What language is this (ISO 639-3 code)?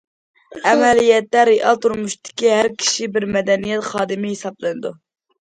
uig